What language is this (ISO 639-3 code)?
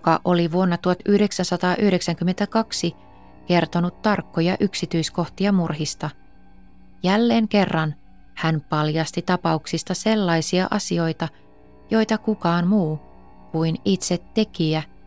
fin